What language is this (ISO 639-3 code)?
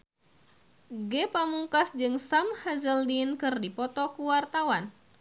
sun